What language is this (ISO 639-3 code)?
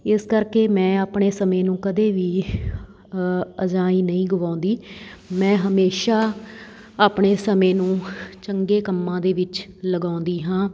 pan